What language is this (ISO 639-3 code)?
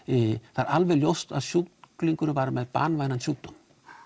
isl